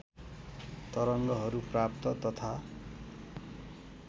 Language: Nepali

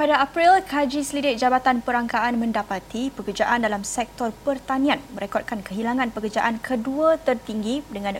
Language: Malay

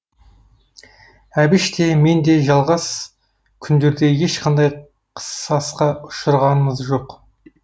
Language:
Kazakh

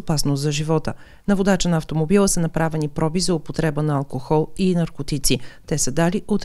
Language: Romanian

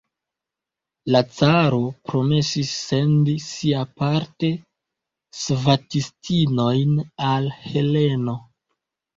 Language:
Esperanto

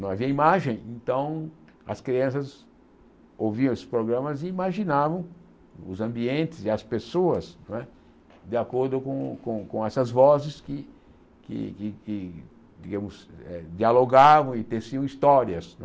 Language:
Portuguese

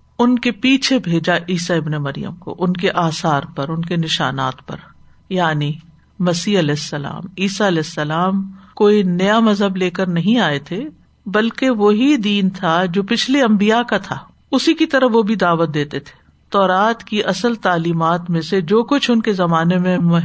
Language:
Urdu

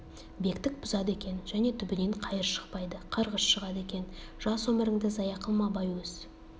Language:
Kazakh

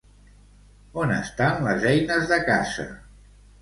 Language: Catalan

